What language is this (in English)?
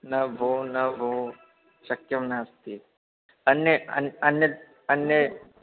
Sanskrit